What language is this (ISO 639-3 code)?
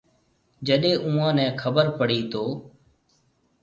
mve